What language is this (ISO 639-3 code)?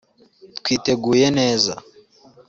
kin